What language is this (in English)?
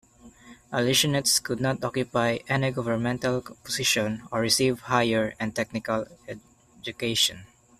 English